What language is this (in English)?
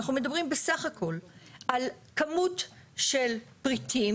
Hebrew